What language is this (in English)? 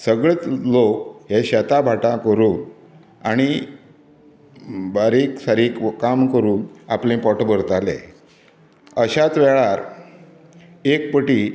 Konkani